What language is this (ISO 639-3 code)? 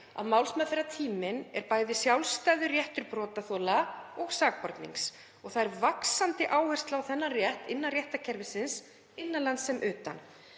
isl